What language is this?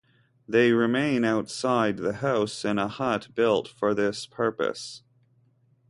English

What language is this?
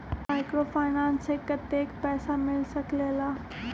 Magahi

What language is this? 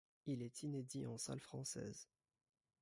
French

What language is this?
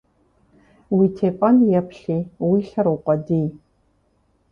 Kabardian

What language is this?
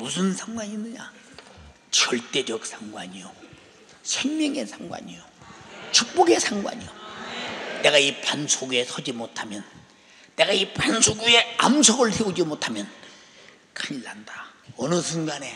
Korean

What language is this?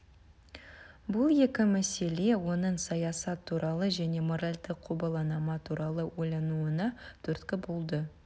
Kazakh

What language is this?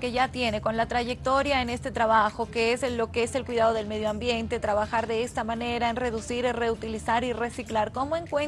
Spanish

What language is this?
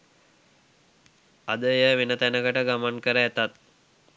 Sinhala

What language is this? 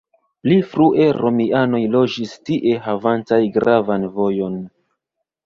Esperanto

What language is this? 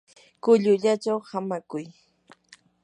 Yanahuanca Pasco Quechua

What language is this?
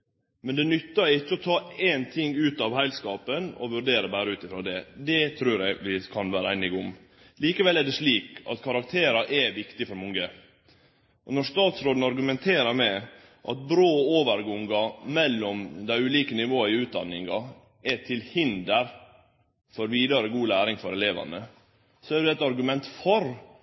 Norwegian Nynorsk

